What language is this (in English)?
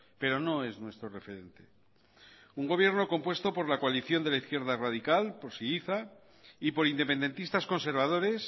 Spanish